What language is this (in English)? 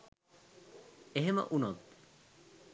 Sinhala